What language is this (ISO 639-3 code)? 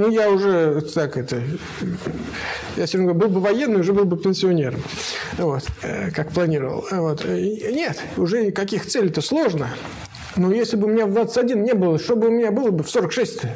rus